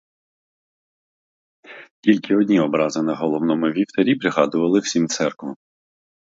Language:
Ukrainian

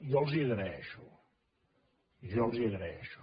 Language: Catalan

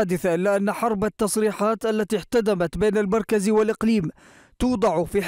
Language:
Arabic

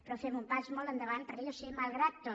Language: Catalan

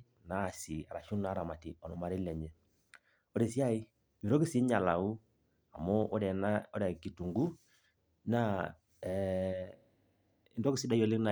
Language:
Masai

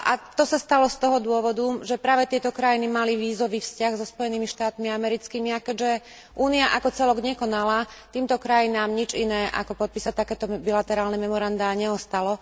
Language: Slovak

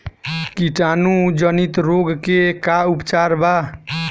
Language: Bhojpuri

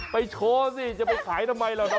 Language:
Thai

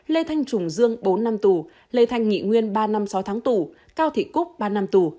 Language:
Vietnamese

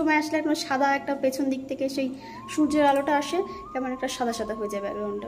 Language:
Thai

